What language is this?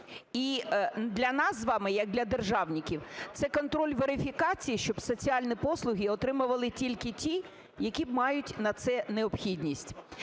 Ukrainian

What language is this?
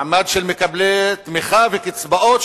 Hebrew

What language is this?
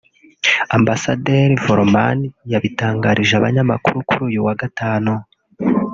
Kinyarwanda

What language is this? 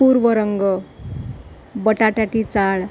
Sanskrit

